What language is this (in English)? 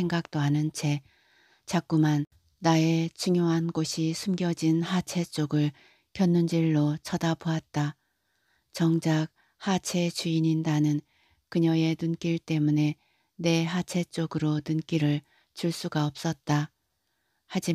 Korean